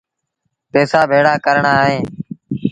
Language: Sindhi Bhil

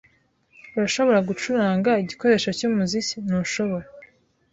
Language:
Kinyarwanda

